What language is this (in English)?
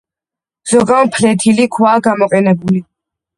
Georgian